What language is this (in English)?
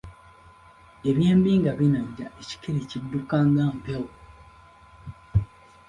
Ganda